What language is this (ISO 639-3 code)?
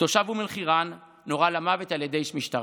heb